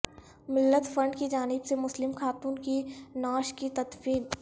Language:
Urdu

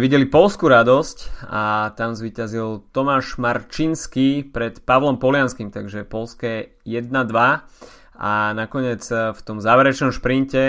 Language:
Slovak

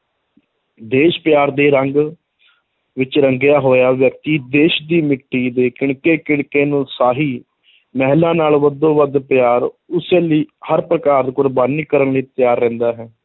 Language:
Punjabi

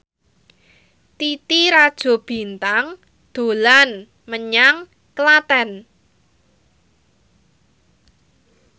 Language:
Javanese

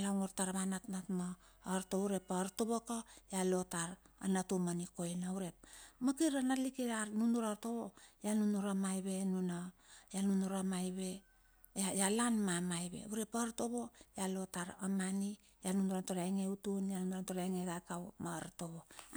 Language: Bilur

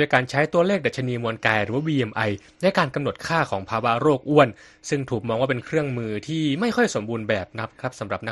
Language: Thai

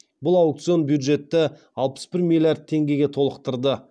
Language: Kazakh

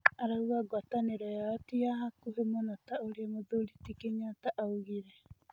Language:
Kikuyu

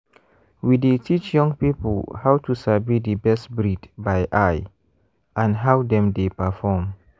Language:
Nigerian Pidgin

